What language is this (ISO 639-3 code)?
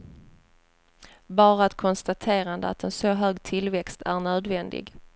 swe